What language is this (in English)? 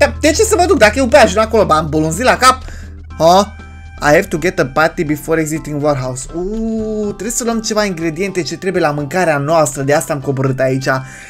Romanian